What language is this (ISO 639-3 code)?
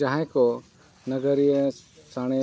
sat